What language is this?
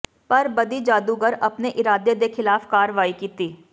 Punjabi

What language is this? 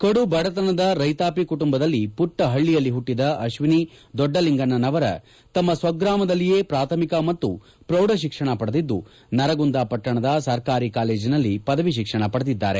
Kannada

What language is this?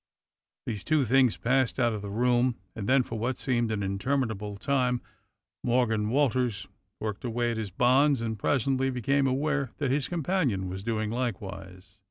English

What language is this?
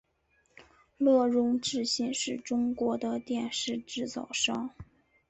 Chinese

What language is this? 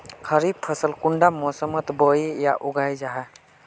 Magahi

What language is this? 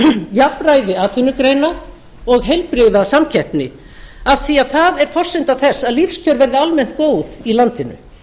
Icelandic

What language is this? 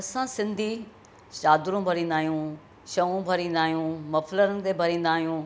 Sindhi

